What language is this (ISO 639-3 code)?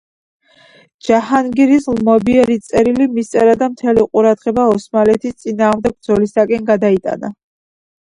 kat